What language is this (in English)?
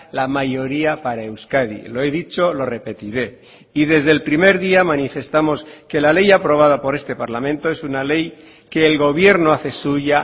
Spanish